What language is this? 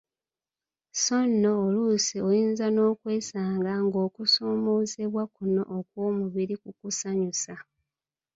Ganda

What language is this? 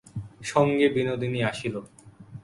Bangla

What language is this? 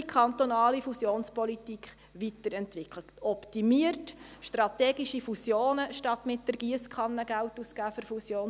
Swiss German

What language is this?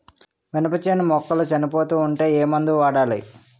Telugu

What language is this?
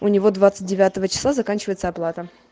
Russian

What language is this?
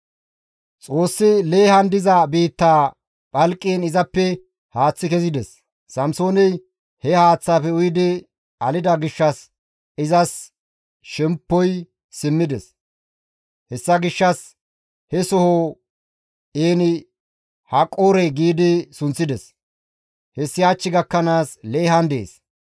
Gamo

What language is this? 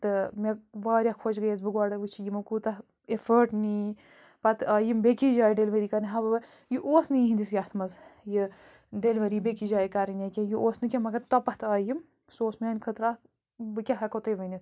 Kashmiri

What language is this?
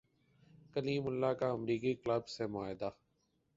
Urdu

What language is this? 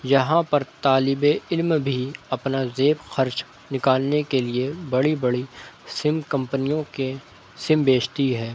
Urdu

